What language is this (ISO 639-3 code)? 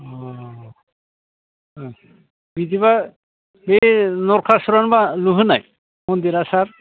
brx